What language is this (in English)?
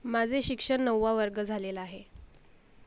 Marathi